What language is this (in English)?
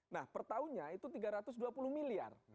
Indonesian